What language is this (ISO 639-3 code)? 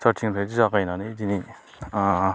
brx